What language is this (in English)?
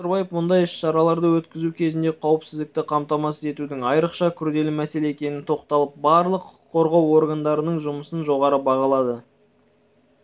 Kazakh